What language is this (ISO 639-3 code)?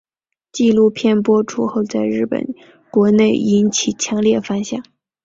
zho